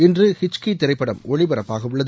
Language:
Tamil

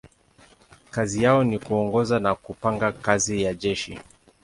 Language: Swahili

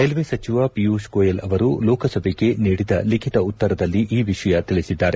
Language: Kannada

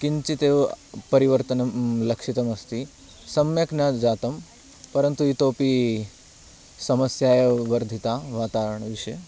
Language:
Sanskrit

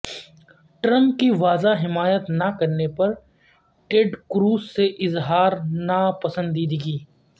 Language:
Urdu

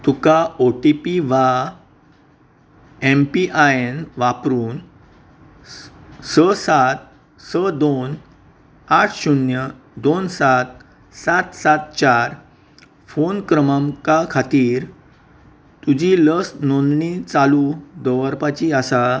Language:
Konkani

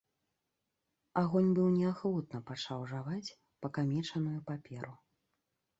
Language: Belarusian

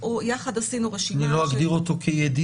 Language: Hebrew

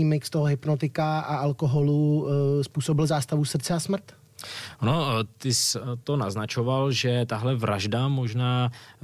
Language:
Czech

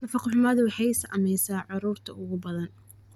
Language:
Somali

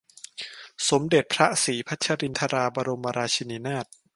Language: Thai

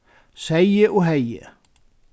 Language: Faroese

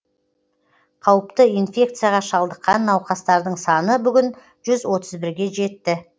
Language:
Kazakh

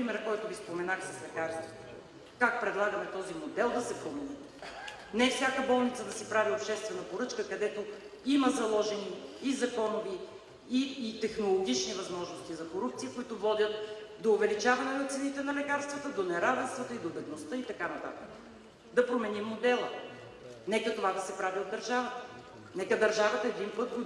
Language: Spanish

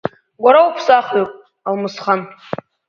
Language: Abkhazian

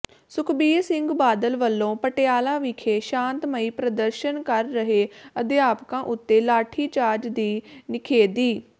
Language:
Punjabi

